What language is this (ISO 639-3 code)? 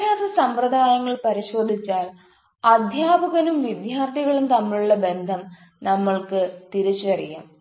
mal